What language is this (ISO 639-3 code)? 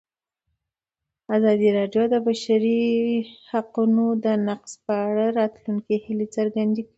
pus